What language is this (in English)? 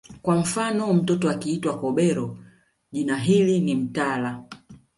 Swahili